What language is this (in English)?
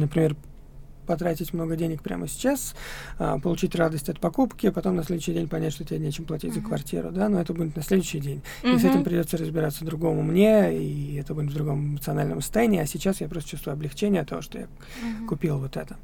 Russian